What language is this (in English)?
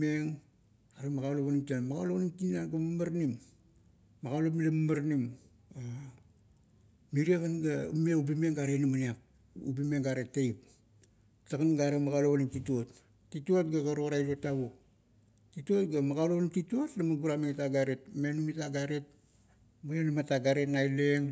Kuot